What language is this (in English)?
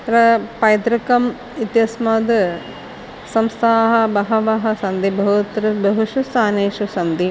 Sanskrit